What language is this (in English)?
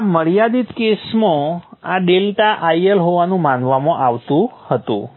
Gujarati